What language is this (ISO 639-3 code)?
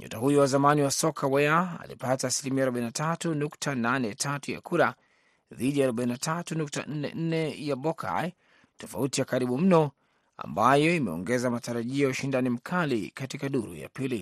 swa